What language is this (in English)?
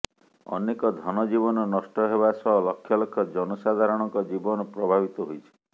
Odia